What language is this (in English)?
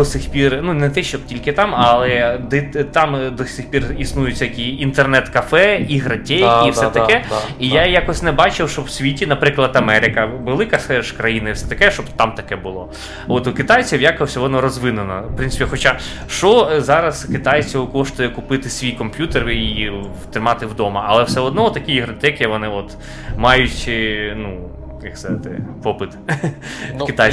Ukrainian